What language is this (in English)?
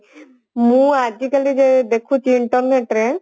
Odia